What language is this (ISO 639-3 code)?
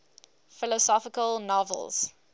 eng